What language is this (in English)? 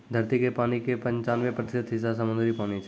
Maithili